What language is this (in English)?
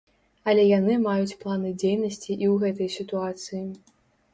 Belarusian